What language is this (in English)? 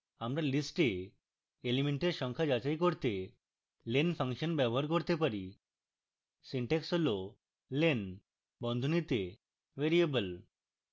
Bangla